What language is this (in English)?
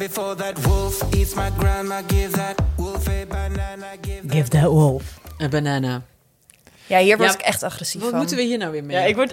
Dutch